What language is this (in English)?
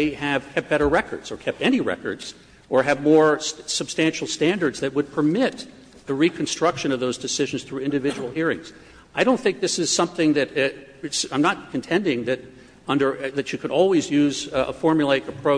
English